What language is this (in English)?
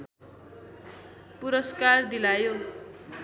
Nepali